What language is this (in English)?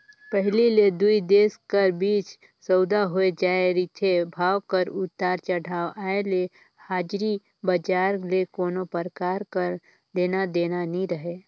Chhattisgarhi